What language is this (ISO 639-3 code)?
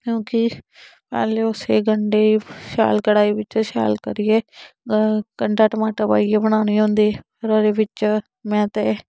doi